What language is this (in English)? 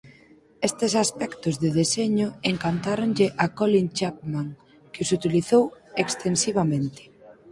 Galician